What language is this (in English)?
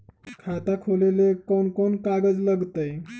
Magahi